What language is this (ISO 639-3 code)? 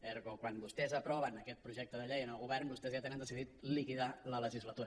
cat